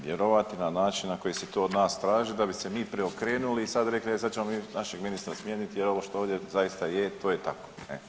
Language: Croatian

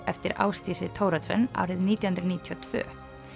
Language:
Icelandic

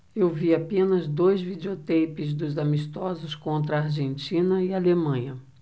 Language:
Portuguese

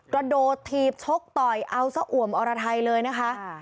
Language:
Thai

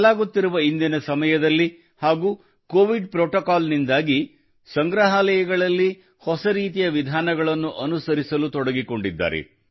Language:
Kannada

